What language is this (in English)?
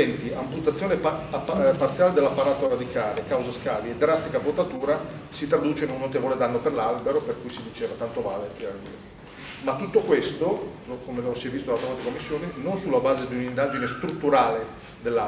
Italian